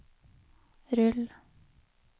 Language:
Norwegian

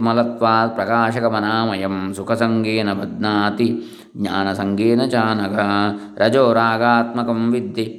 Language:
Kannada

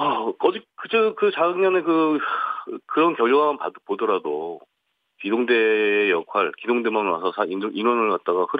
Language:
Korean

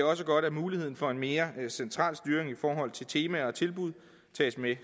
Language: Danish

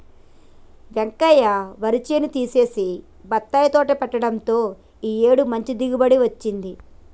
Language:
Telugu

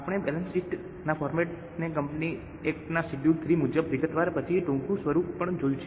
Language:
Gujarati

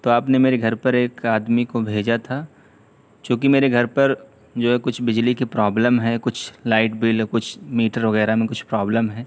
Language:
Urdu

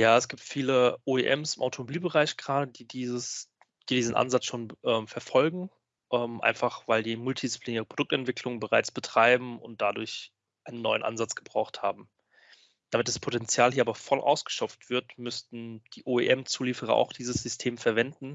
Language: German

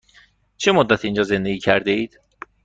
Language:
Persian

